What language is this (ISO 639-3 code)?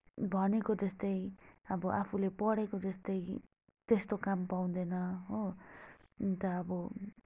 nep